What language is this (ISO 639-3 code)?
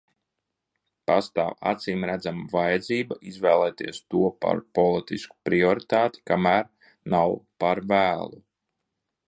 lav